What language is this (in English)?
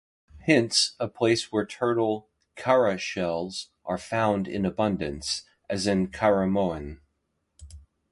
English